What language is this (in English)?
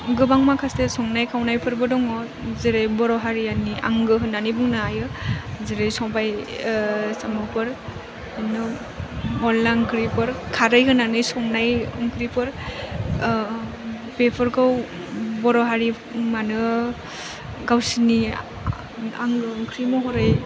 Bodo